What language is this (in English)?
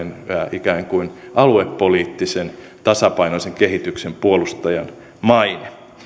Finnish